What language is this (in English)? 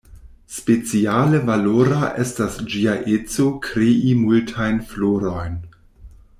Esperanto